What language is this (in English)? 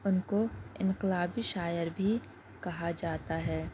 Urdu